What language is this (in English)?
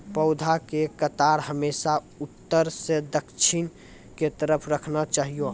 Maithili